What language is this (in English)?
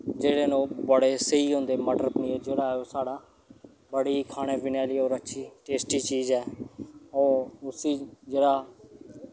Dogri